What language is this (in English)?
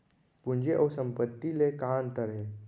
Chhattisgarhi